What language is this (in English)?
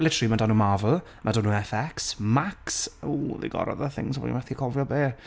Welsh